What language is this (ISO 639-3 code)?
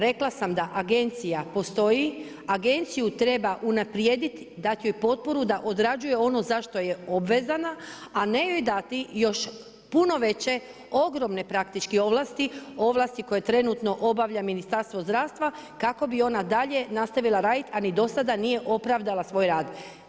hrv